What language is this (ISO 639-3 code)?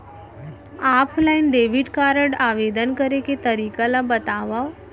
hne